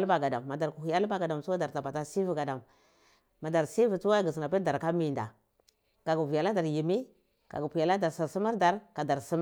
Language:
Cibak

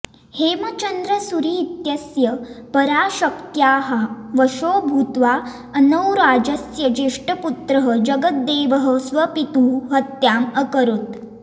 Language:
Sanskrit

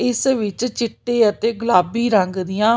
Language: Punjabi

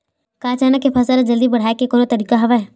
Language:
Chhattisgarhi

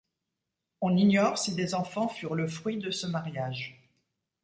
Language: French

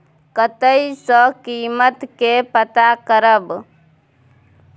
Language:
Maithili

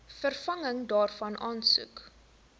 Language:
Afrikaans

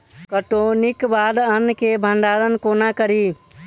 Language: Maithili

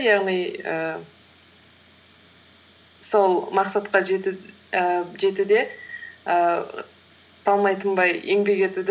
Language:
Kazakh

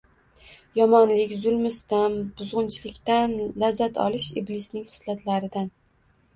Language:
Uzbek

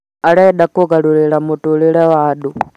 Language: Kikuyu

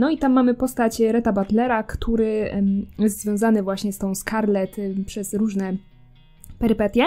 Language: Polish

